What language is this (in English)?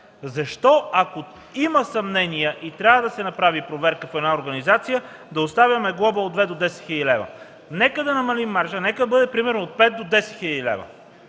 Bulgarian